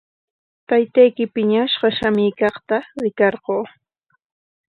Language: Corongo Ancash Quechua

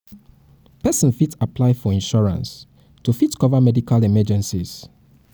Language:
Nigerian Pidgin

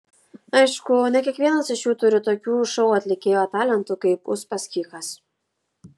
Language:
Lithuanian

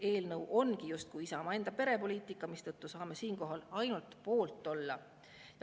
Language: Estonian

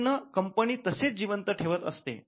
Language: Marathi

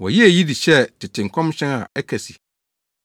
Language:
Akan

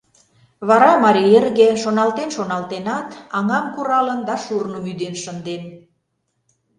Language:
Mari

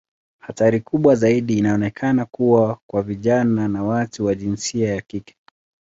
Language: Swahili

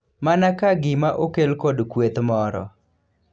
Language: Luo (Kenya and Tanzania)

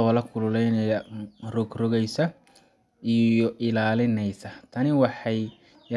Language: Somali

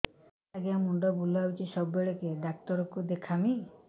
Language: Odia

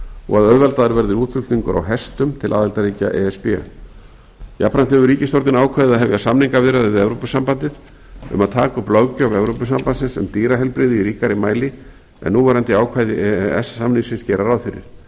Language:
Icelandic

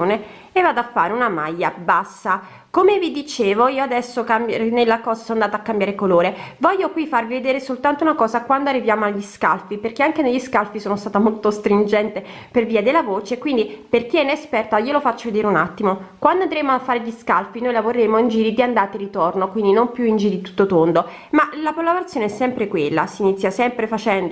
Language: Italian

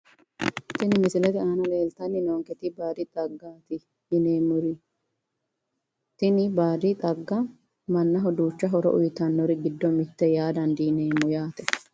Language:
Sidamo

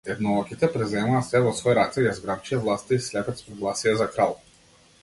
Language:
Macedonian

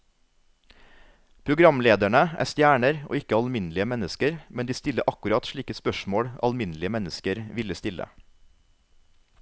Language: Norwegian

